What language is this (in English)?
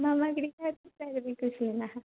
Sanskrit